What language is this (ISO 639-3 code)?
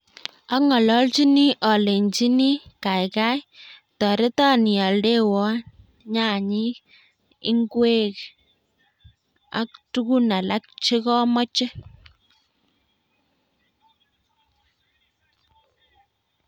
kln